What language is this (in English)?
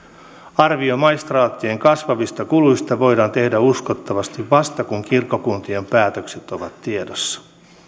Finnish